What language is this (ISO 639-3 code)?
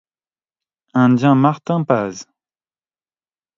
fra